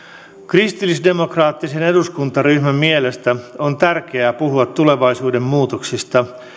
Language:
Finnish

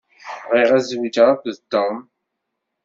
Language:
Kabyle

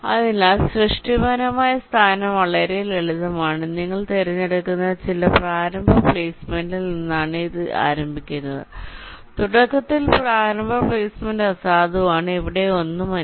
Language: Malayalam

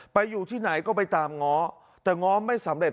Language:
Thai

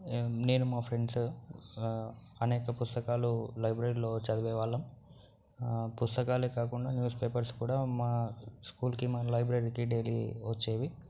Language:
Telugu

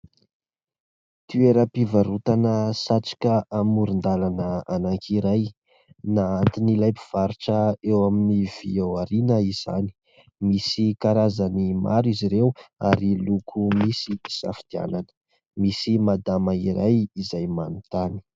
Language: Malagasy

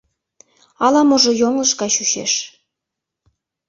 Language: Mari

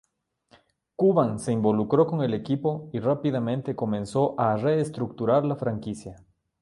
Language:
Spanish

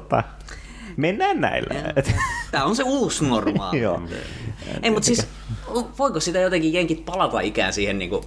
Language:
Finnish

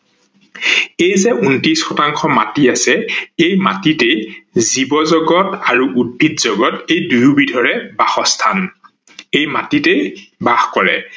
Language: Assamese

